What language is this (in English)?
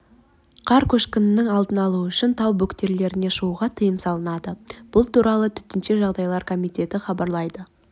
Kazakh